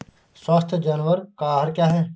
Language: Hindi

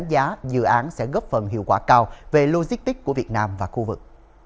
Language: Vietnamese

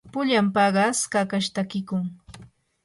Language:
Yanahuanca Pasco Quechua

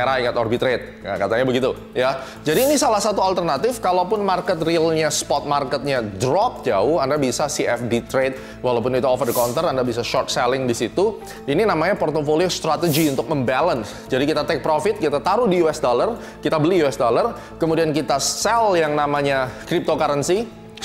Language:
Indonesian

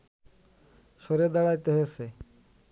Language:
Bangla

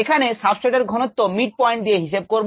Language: Bangla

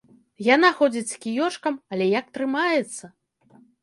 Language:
Belarusian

